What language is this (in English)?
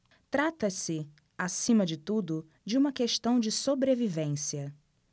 Portuguese